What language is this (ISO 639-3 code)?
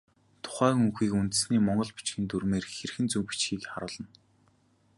mon